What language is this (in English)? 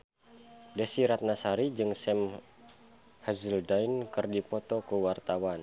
Sundanese